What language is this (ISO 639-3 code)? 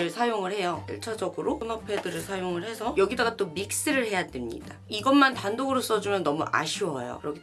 kor